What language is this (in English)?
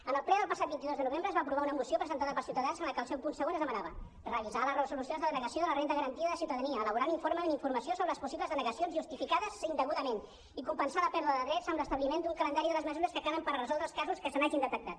Catalan